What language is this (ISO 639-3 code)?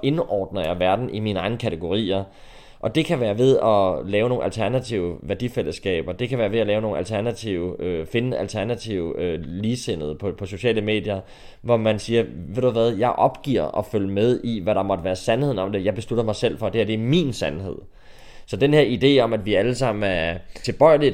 dan